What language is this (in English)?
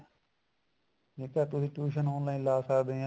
Punjabi